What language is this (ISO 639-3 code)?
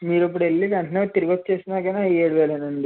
tel